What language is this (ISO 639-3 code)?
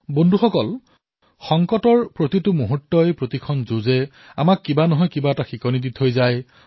asm